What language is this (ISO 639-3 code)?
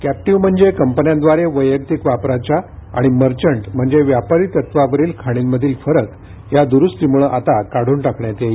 mar